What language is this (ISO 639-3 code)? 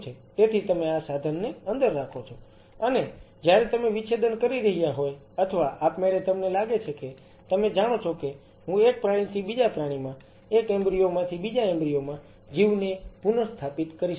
guj